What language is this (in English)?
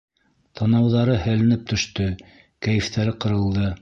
Bashkir